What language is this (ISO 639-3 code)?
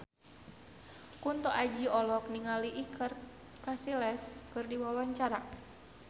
sun